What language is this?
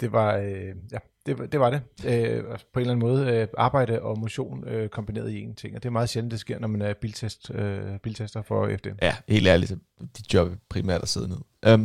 Danish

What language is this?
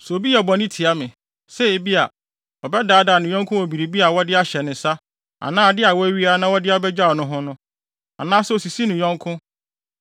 Akan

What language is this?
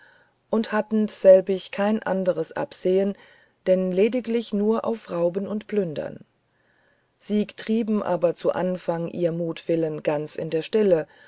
German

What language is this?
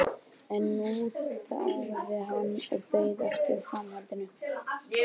Icelandic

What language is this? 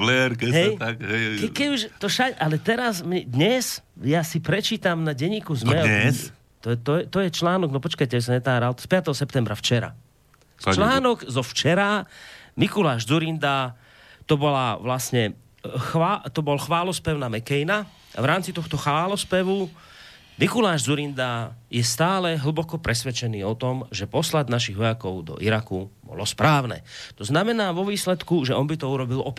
Slovak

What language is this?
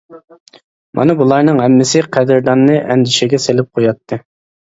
Uyghur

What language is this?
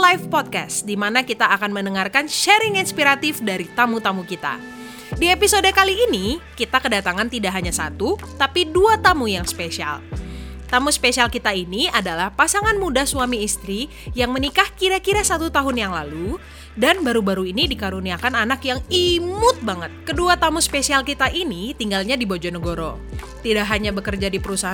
Indonesian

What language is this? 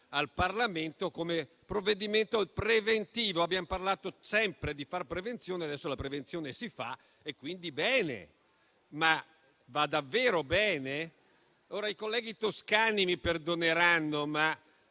Italian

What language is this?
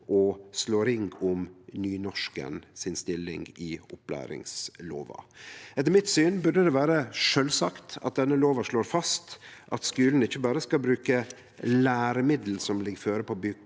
Norwegian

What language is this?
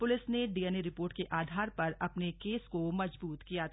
Hindi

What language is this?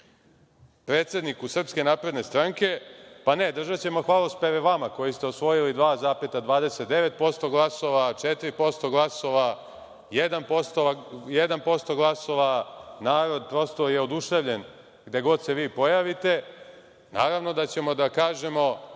Serbian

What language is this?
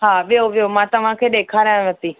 Sindhi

